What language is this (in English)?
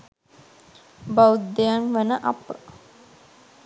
Sinhala